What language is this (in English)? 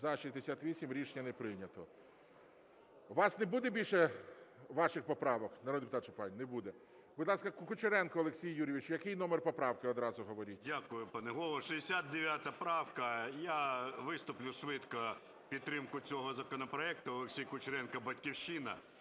Ukrainian